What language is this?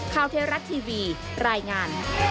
Thai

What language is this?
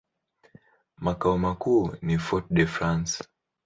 Swahili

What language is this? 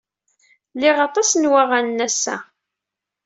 Kabyle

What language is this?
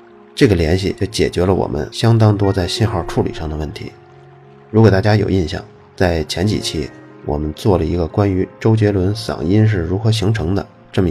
Chinese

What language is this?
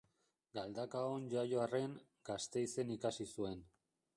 Basque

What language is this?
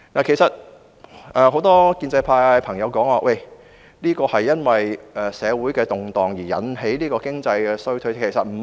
Cantonese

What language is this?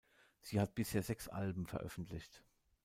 German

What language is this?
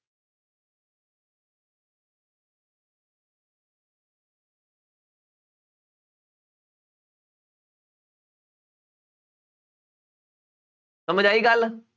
Punjabi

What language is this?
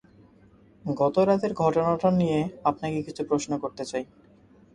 Bangla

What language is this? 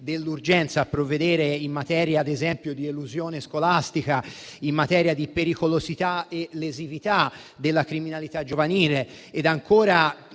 Italian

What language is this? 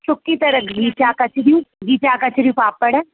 Sindhi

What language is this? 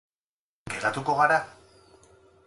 Basque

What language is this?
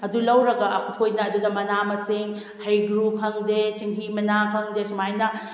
Manipuri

